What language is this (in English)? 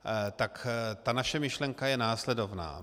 Czech